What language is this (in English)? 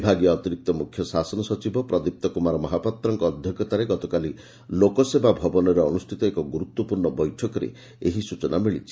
Odia